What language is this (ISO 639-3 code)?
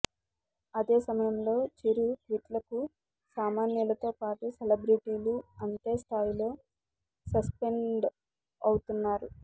tel